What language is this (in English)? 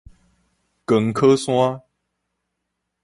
Min Nan Chinese